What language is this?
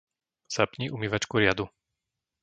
Slovak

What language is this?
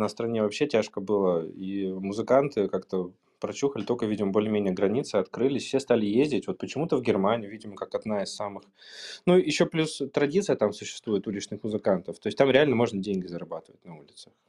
Russian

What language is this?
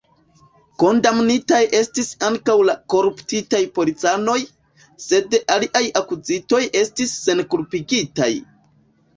Esperanto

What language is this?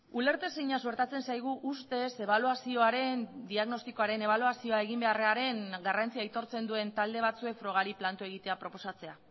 Basque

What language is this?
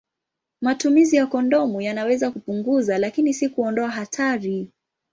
Swahili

